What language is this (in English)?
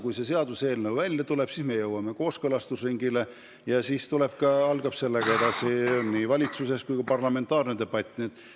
Estonian